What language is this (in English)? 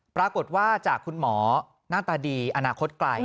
Thai